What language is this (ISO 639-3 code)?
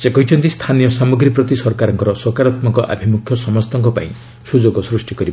ori